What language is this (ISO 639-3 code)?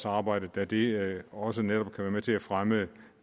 dan